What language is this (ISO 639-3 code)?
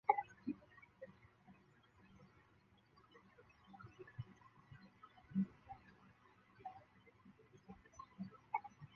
zho